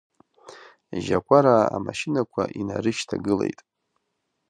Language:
Abkhazian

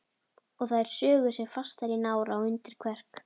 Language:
Icelandic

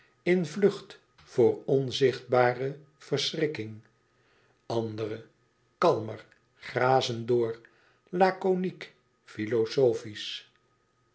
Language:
Dutch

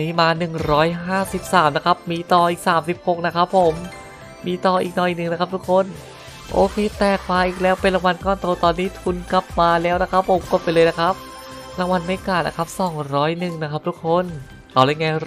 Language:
Thai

